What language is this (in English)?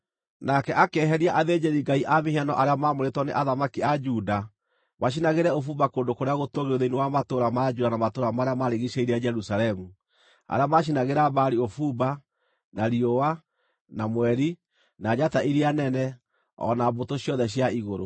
Kikuyu